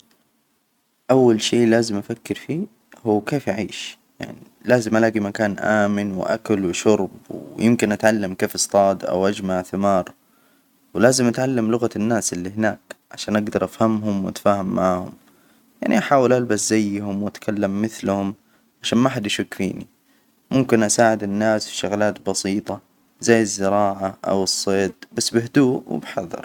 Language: Hijazi Arabic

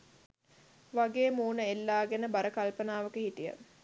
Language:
Sinhala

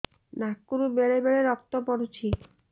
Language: Odia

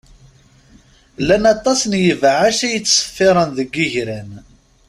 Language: Kabyle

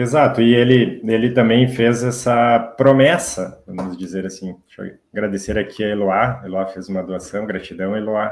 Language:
Portuguese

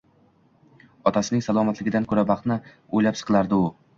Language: Uzbek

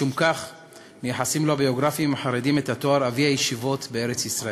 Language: Hebrew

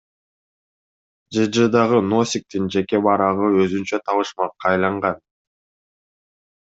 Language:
Kyrgyz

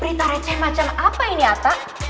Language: Indonesian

